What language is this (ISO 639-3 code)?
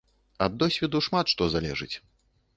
bel